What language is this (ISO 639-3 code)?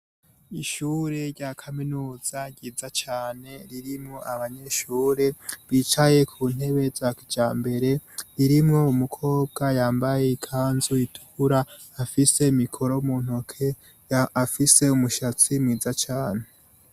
run